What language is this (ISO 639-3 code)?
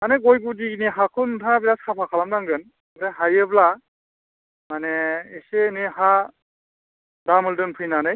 brx